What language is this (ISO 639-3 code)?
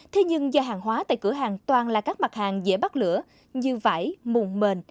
vie